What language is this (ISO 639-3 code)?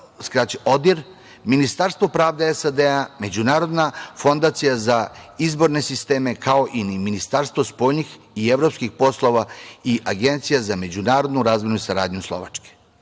srp